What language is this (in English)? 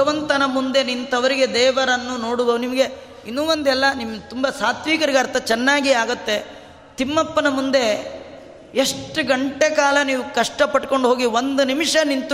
Kannada